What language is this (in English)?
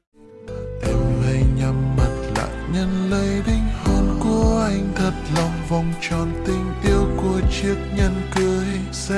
Vietnamese